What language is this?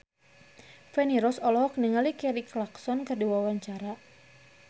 Sundanese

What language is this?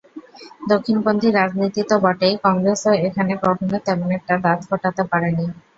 Bangla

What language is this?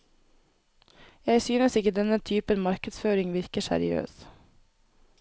Norwegian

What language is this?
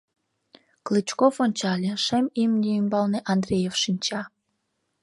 Mari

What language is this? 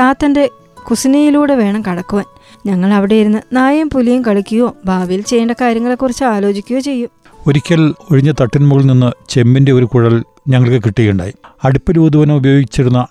Malayalam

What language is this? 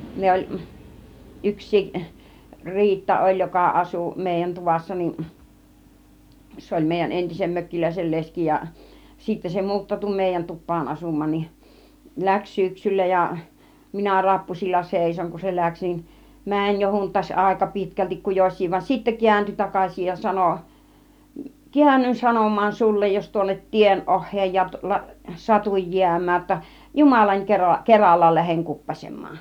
Finnish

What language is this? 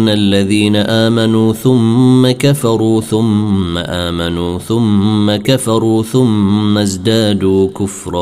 Arabic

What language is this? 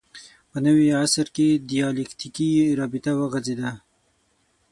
Pashto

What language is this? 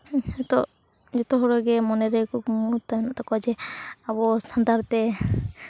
Santali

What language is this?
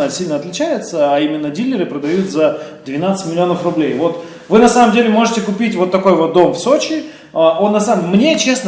Russian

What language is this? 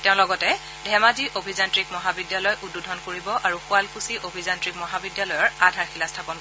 Assamese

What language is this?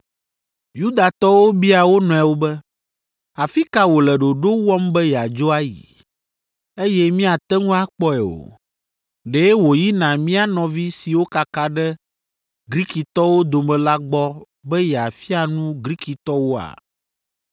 Ewe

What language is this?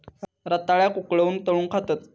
Marathi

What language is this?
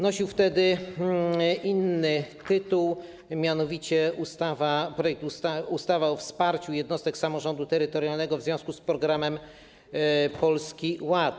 Polish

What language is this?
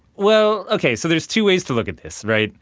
English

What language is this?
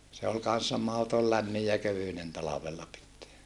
Finnish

